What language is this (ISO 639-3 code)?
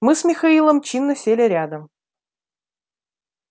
rus